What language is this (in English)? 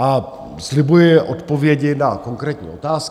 Czech